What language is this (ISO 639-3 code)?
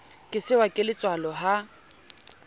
sot